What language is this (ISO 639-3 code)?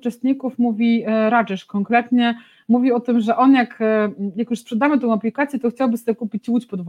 pol